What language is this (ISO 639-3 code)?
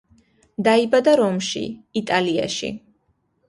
kat